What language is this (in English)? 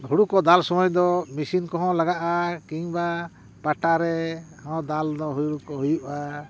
Santali